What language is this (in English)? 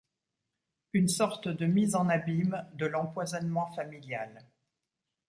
French